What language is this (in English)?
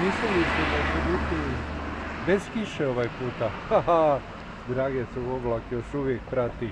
Portuguese